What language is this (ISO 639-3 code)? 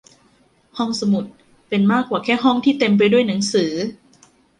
tha